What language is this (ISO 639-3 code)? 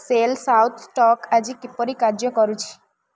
ori